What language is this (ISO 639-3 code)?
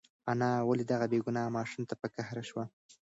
pus